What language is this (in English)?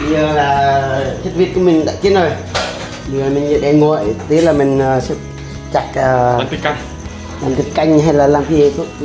Vietnamese